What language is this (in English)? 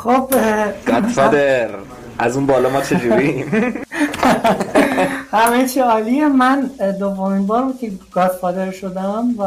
Persian